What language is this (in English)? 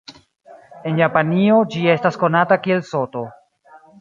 Esperanto